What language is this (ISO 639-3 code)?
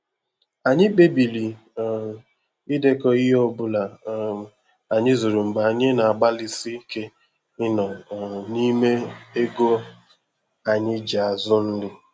ibo